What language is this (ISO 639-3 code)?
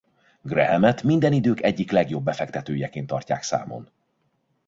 hun